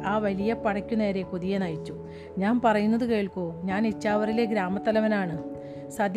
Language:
Malayalam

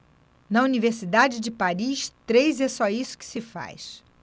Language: Portuguese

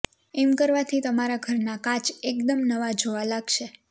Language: Gujarati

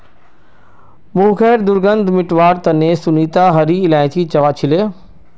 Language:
Magahi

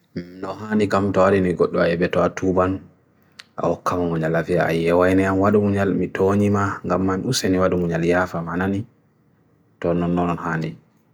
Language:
Bagirmi Fulfulde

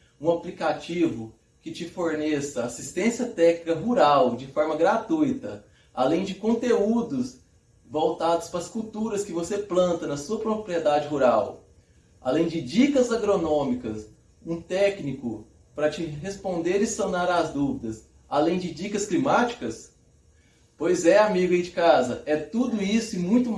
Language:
Portuguese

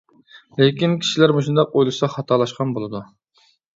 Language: Uyghur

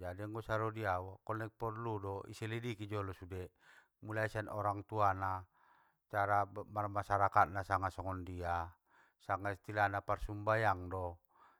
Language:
Batak Mandailing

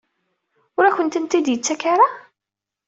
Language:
Kabyle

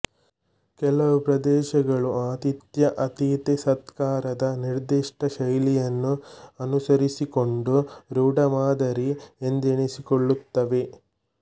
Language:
Kannada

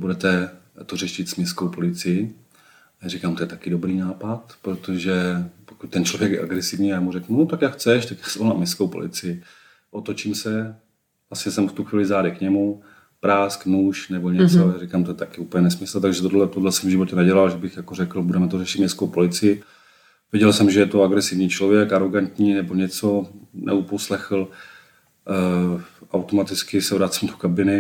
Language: Czech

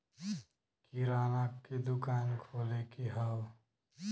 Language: Bhojpuri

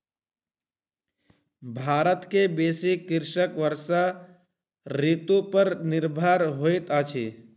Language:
Maithili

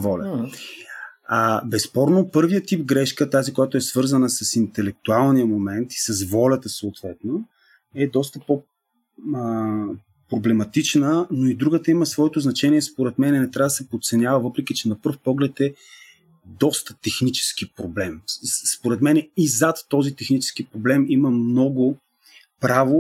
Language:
Bulgarian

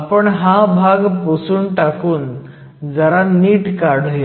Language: Marathi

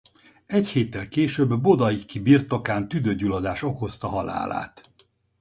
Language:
Hungarian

